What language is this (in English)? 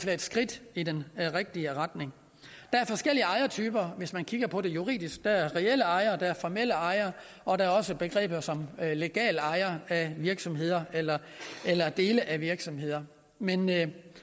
Danish